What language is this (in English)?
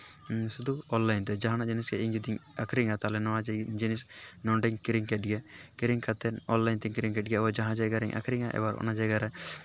Santali